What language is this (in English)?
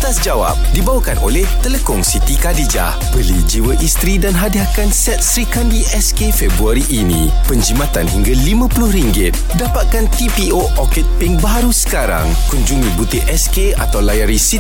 Malay